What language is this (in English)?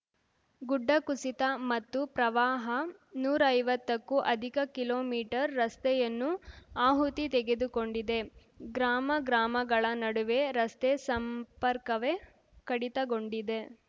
Kannada